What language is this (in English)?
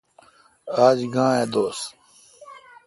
Kalkoti